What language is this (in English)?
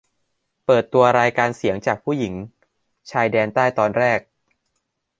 Thai